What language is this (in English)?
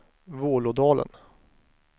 Swedish